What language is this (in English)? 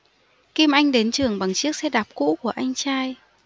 Vietnamese